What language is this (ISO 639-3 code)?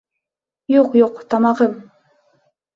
bak